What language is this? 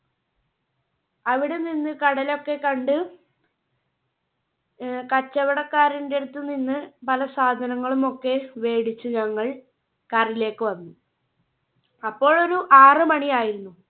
Malayalam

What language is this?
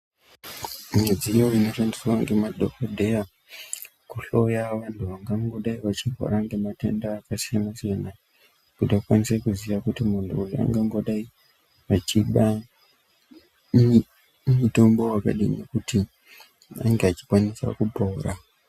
Ndau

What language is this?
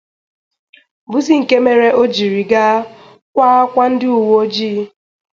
Igbo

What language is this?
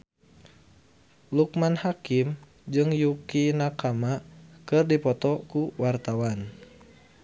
Sundanese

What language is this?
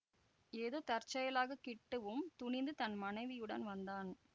Tamil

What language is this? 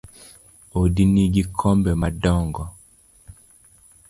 Luo (Kenya and Tanzania)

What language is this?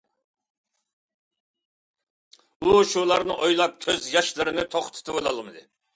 Uyghur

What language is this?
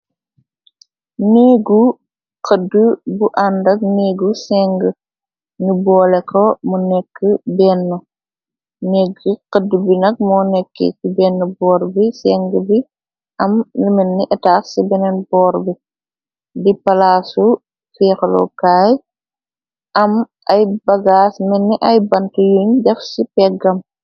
Wolof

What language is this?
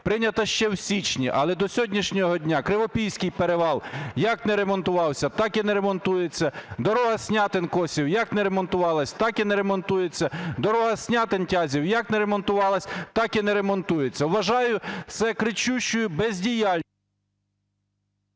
Ukrainian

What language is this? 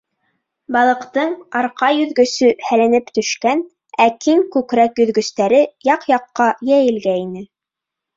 Bashkir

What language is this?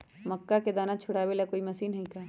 Magahi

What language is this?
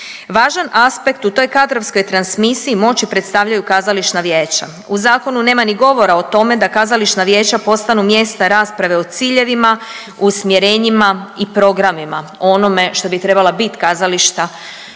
Croatian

